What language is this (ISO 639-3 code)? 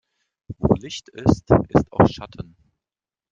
deu